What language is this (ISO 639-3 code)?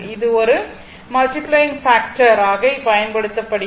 tam